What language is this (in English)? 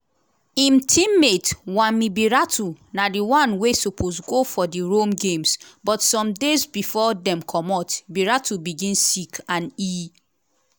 Nigerian Pidgin